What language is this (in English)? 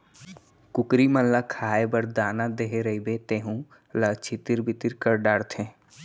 Chhattisgarhi